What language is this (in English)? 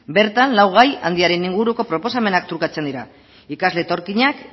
Basque